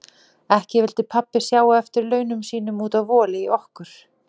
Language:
Icelandic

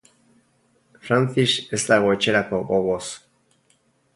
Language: Basque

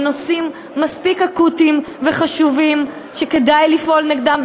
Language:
Hebrew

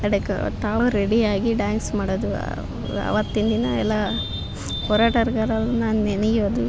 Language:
Kannada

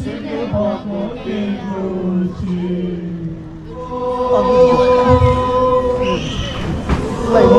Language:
Arabic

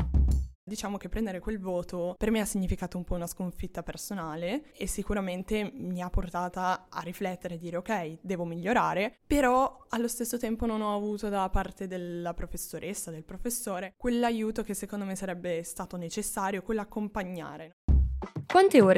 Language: Italian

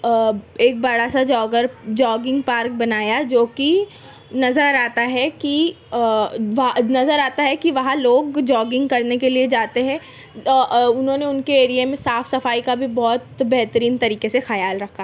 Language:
Urdu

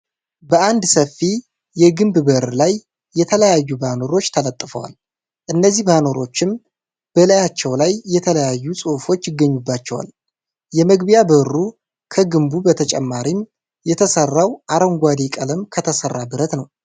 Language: Amharic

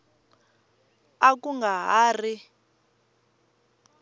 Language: Tsonga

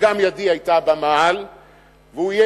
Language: Hebrew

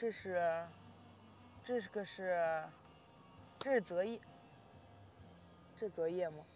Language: Chinese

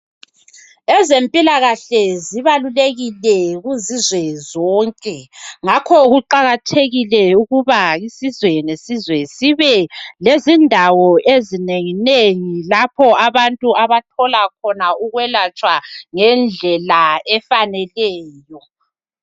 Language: North Ndebele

